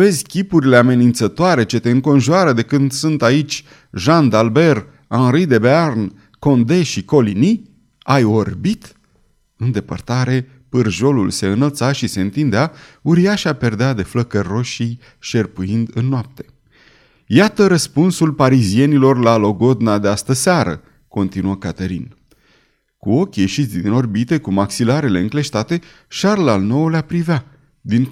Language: Romanian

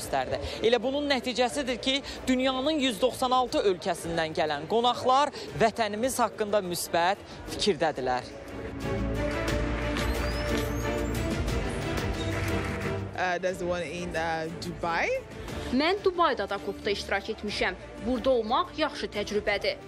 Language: Turkish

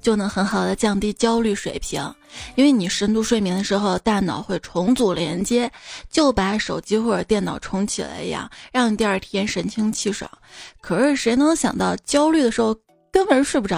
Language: Chinese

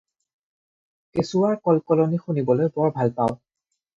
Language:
Assamese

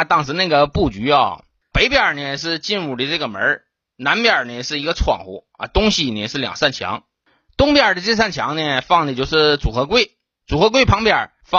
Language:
Chinese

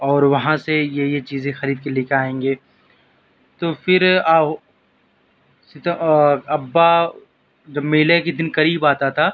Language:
Urdu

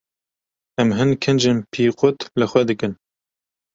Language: Kurdish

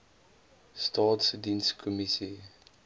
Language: Afrikaans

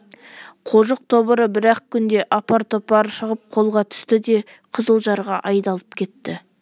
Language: Kazakh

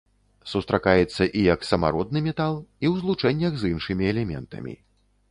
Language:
Belarusian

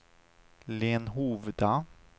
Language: Swedish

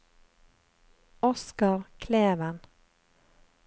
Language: Norwegian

